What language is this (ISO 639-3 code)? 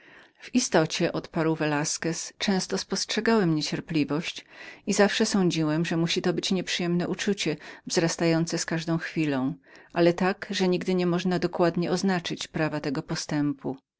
pol